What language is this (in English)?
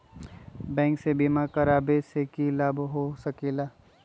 Magahi